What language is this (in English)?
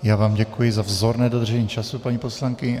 Czech